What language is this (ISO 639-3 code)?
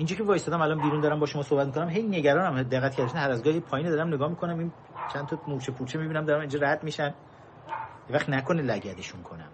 fas